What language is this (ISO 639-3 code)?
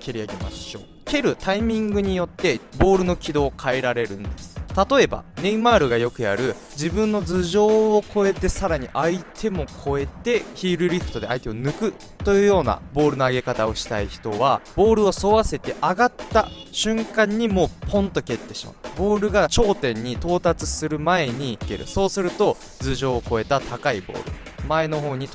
jpn